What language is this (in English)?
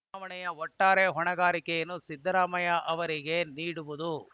Kannada